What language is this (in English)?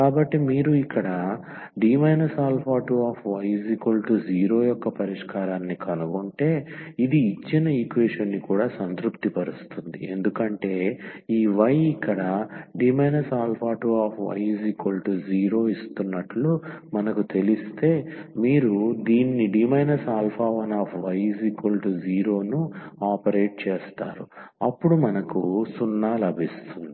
Telugu